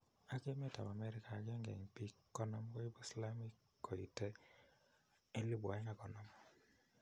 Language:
Kalenjin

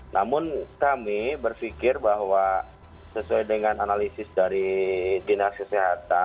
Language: Indonesian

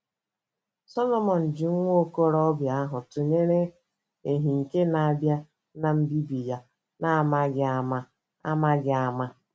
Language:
Igbo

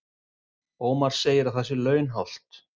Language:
Icelandic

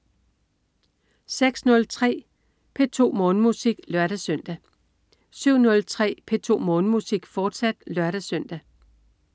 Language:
Danish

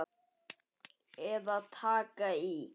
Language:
Icelandic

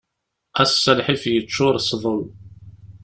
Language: Kabyle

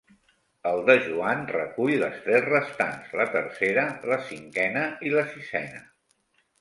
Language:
Catalan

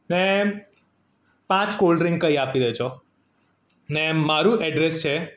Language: Gujarati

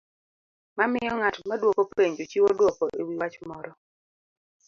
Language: Luo (Kenya and Tanzania)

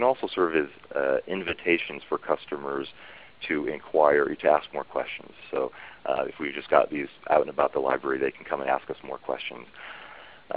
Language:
English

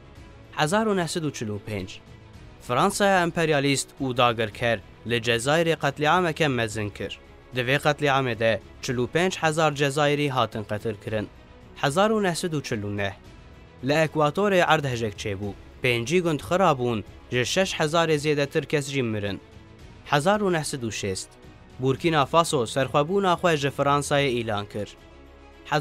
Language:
Arabic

